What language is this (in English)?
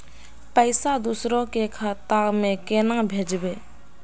Magahi